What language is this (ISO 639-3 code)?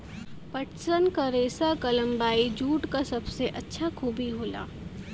bho